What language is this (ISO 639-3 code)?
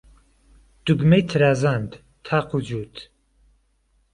ckb